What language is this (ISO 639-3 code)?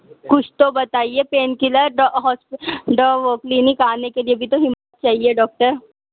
urd